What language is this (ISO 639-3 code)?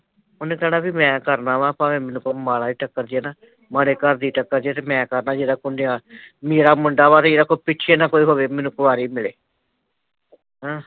pan